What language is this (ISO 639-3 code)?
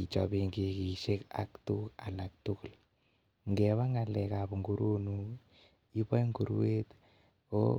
kln